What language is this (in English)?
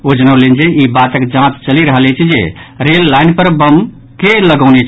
Maithili